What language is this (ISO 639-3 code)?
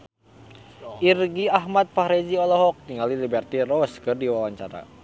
sun